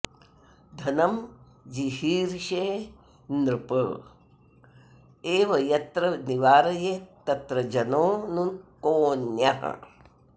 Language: Sanskrit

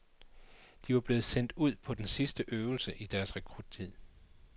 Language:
Danish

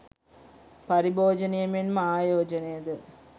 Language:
Sinhala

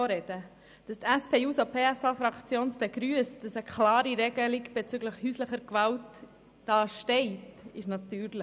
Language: Swiss German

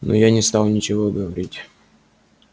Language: Russian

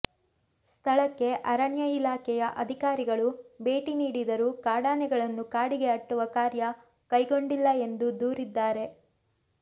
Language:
Kannada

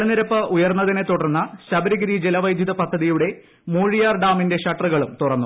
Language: Malayalam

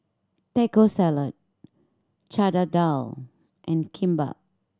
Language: English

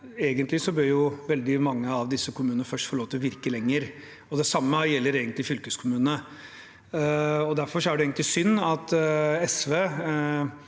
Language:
Norwegian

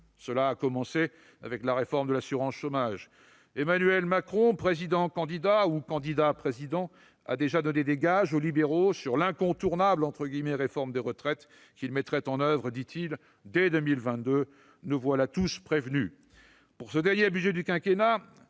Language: French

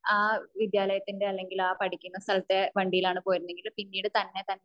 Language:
Malayalam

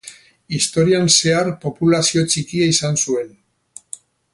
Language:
Basque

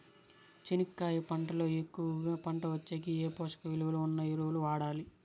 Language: Telugu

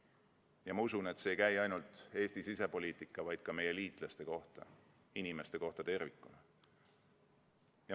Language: Estonian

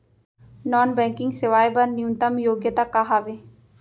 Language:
Chhattisgarhi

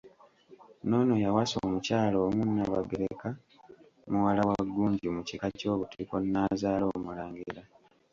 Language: Ganda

